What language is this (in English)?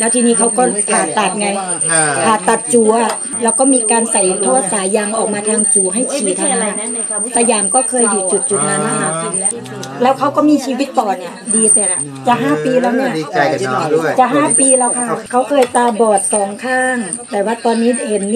Thai